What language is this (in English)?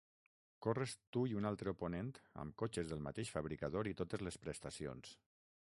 Catalan